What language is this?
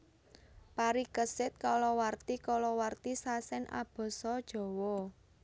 Javanese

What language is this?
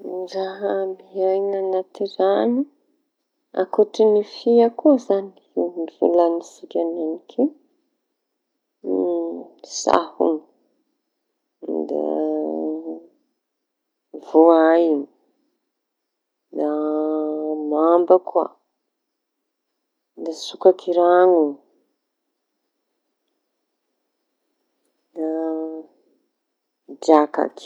Tanosy Malagasy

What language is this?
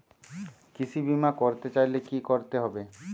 Bangla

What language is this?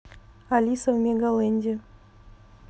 Russian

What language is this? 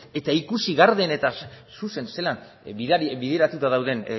Basque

